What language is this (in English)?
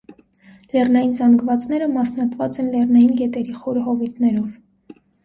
Armenian